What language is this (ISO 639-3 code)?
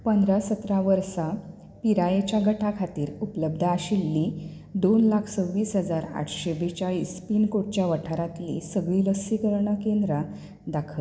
kok